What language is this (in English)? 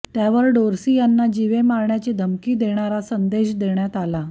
Marathi